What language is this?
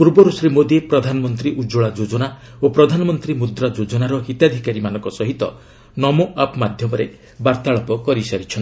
Odia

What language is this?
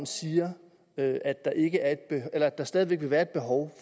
Danish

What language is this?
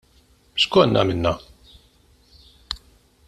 Maltese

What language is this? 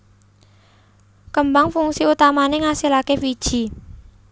Javanese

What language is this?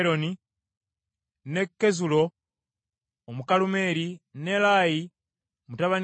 Ganda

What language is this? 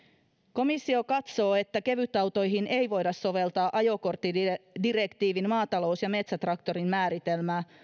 Finnish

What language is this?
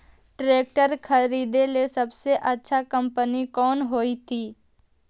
Magahi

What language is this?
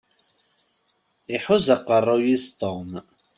Kabyle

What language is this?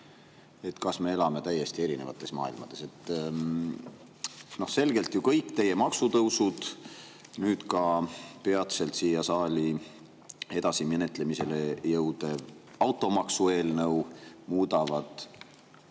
Estonian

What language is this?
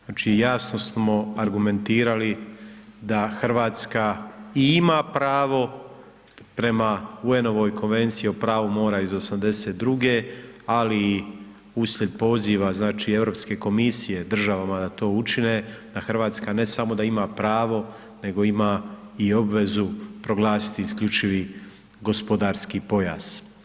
Croatian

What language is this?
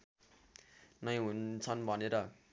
Nepali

